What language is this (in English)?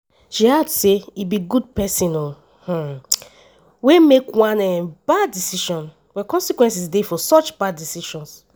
Nigerian Pidgin